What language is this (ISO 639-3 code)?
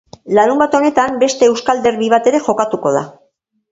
eus